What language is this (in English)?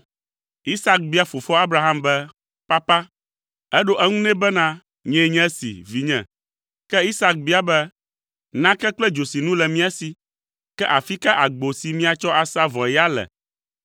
Ewe